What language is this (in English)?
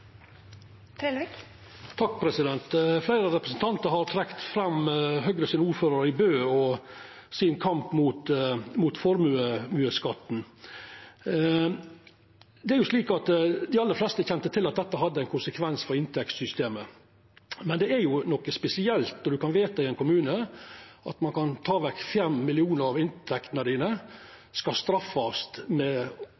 Norwegian Nynorsk